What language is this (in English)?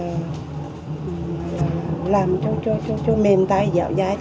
Vietnamese